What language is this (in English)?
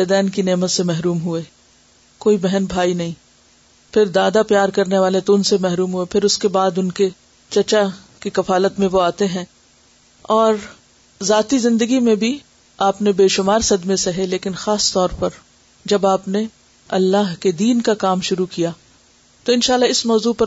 Urdu